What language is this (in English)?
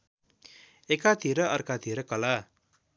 Nepali